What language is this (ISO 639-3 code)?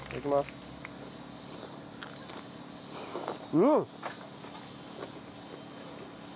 jpn